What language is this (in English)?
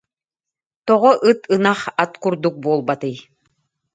Yakut